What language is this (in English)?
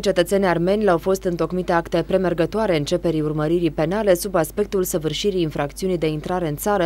Romanian